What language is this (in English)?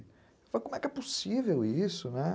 Portuguese